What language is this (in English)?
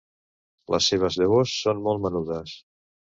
Catalan